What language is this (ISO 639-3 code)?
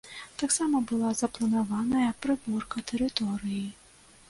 bel